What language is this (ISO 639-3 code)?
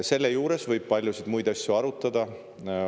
est